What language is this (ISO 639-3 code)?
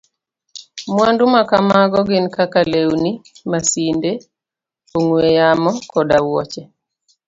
luo